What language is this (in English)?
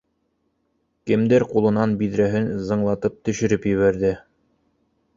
Bashkir